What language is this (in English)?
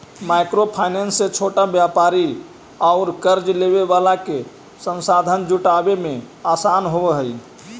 Magahi